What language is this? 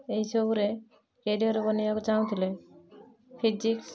Odia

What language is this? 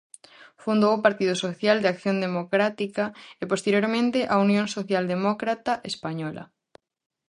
Galician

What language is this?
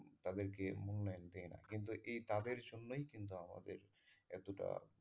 Bangla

